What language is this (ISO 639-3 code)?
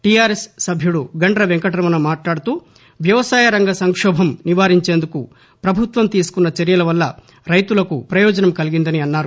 tel